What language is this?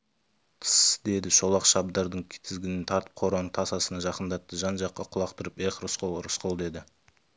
Kazakh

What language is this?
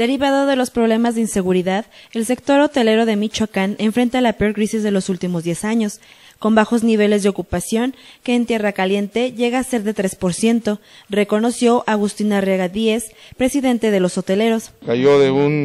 Spanish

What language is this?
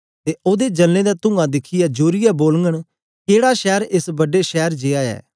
Dogri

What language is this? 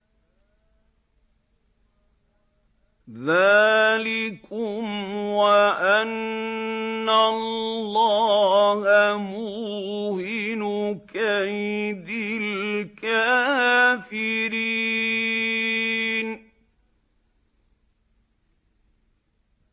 Arabic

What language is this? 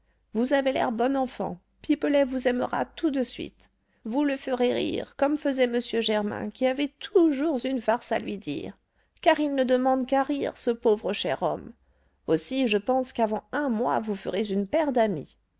French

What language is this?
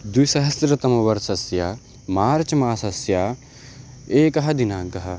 Sanskrit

